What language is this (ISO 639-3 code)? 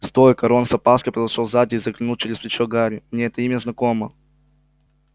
rus